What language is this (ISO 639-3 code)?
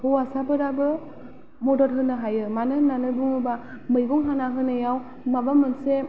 brx